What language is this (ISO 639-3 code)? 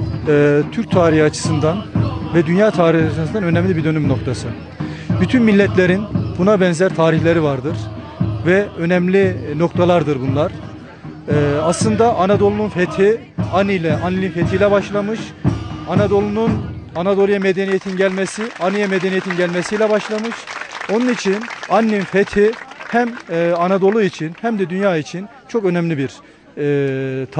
tur